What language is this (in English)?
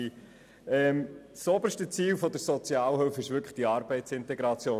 Swiss German